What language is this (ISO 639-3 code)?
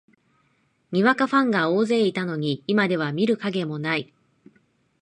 jpn